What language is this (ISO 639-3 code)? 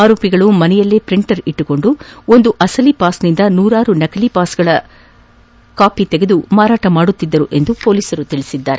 kan